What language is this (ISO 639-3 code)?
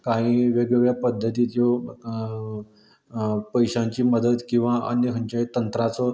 kok